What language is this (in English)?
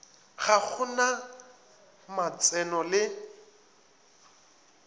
Northern Sotho